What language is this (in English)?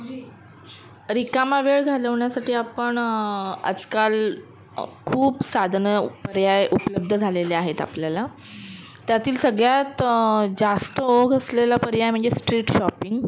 Marathi